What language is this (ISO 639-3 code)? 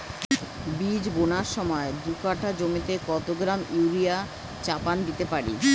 ben